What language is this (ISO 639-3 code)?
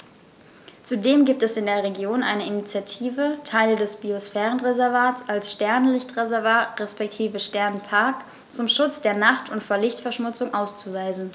deu